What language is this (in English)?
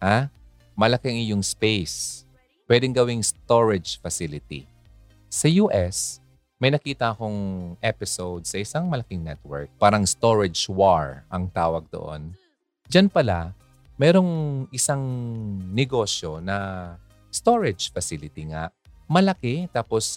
Filipino